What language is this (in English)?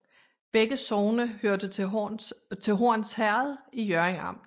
Danish